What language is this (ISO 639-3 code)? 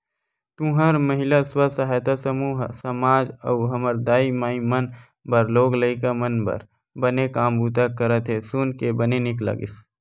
hne